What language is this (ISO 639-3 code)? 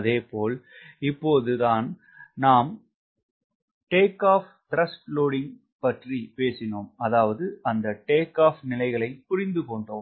tam